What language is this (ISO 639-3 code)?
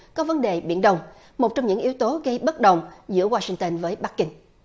vie